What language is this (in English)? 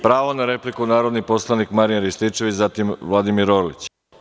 Serbian